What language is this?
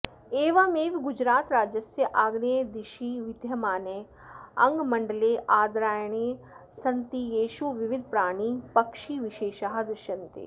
Sanskrit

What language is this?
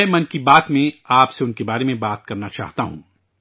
Urdu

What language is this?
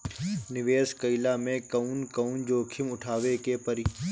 Bhojpuri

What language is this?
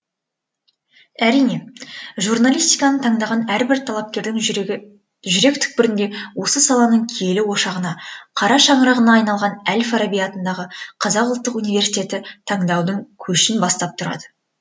Kazakh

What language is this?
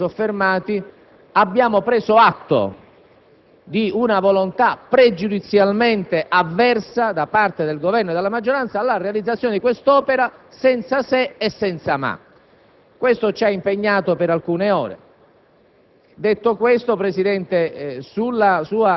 Italian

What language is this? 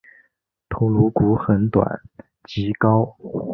Chinese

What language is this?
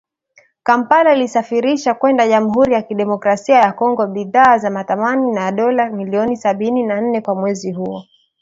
Swahili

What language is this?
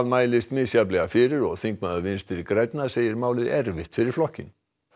Icelandic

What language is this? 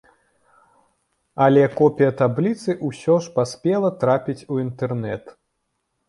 Belarusian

